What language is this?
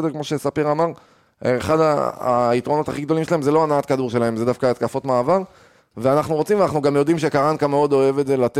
Hebrew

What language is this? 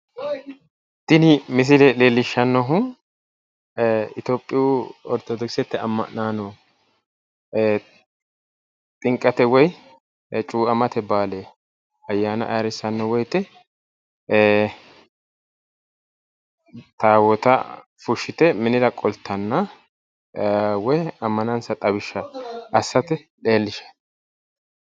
Sidamo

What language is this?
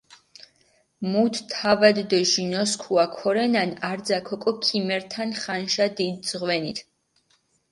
Mingrelian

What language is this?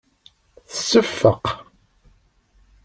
Kabyle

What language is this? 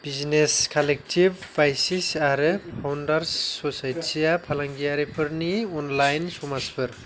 Bodo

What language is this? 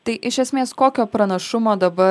Lithuanian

